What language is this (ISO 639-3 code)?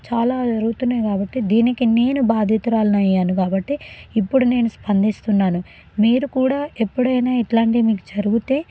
tel